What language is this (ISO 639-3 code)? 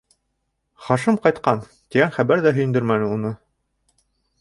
bak